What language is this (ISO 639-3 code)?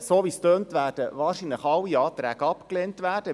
gsw